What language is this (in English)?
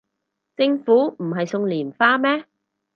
Cantonese